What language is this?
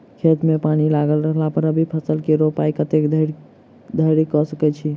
Maithili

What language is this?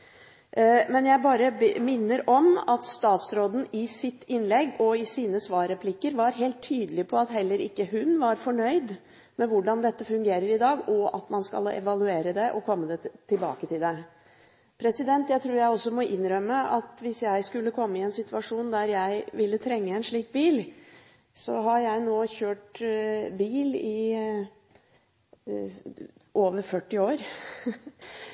Norwegian Bokmål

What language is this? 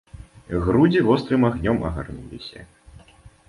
Belarusian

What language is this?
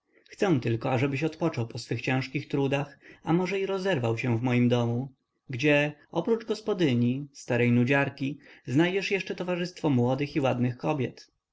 Polish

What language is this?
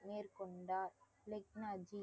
Tamil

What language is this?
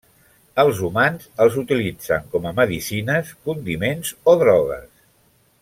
Catalan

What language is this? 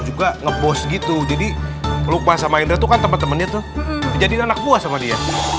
Indonesian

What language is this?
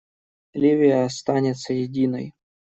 Russian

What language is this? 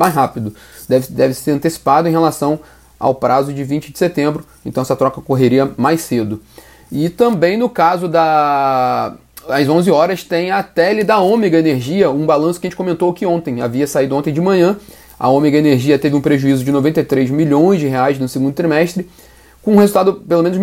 Portuguese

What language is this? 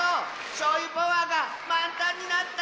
Japanese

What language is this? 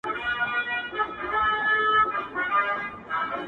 Pashto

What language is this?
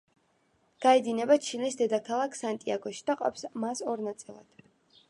Georgian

